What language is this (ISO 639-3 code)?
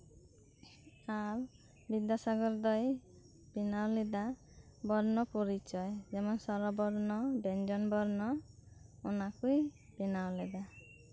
sat